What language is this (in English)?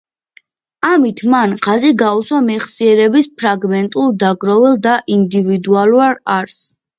Georgian